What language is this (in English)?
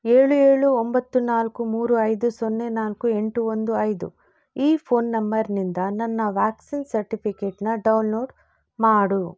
Kannada